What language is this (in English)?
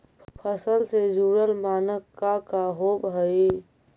Magahi